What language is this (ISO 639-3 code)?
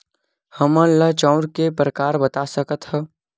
hne